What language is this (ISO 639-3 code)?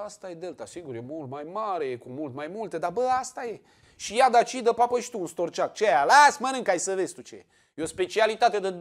ron